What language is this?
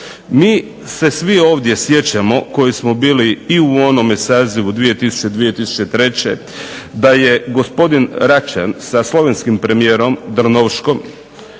Croatian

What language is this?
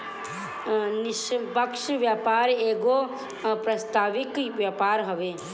Bhojpuri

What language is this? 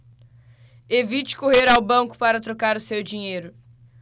Portuguese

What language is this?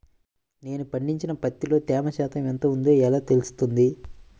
Telugu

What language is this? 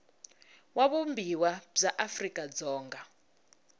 Tsonga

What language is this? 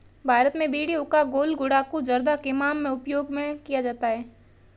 Hindi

